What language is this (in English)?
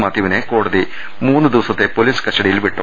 Malayalam